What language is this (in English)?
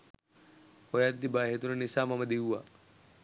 Sinhala